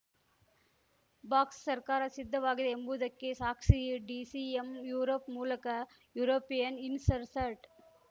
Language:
Kannada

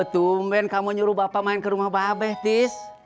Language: Indonesian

